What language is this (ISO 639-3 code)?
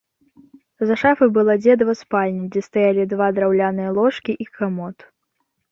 bel